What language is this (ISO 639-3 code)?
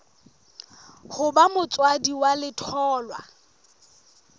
sot